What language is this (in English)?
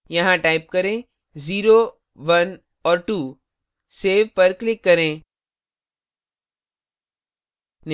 Hindi